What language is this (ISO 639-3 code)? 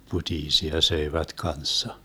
fin